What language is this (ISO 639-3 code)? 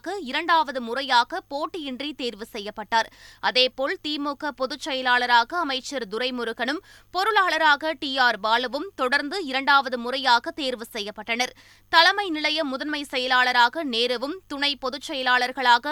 tam